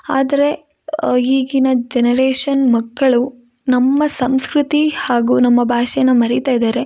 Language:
Kannada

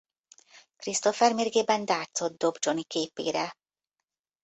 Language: Hungarian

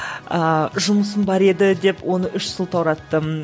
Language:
Kazakh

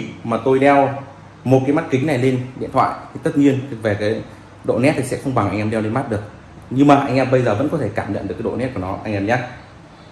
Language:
Vietnamese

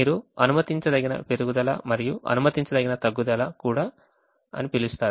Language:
Telugu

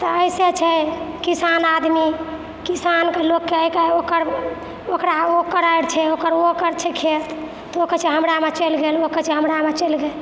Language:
Maithili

